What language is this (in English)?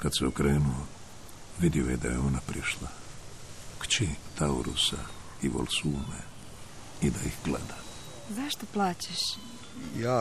Croatian